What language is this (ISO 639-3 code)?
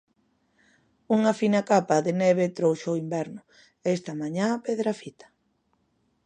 glg